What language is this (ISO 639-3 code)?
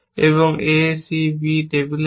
ben